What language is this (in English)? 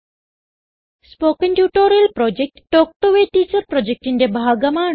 Malayalam